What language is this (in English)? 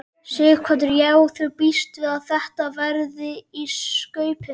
Icelandic